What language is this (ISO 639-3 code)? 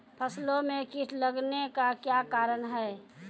mai